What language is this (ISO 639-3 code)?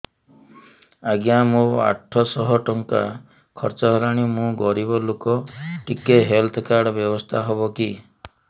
ori